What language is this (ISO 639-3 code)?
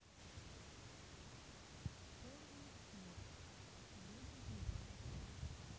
rus